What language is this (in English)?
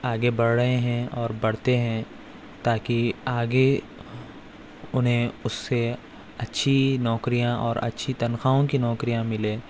Urdu